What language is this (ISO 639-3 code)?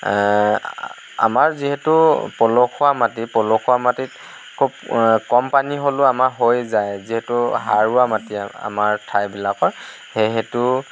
asm